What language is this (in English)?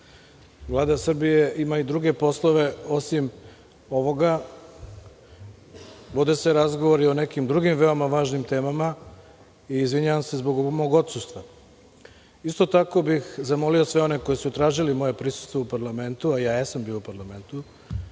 Serbian